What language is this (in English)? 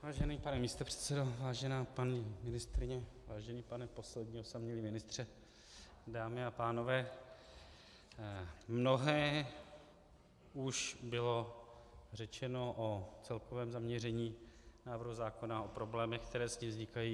Czech